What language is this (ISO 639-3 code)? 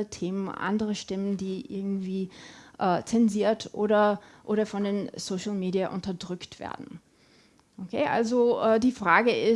deu